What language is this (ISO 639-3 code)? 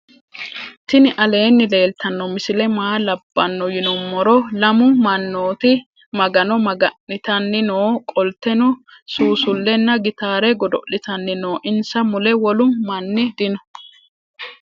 sid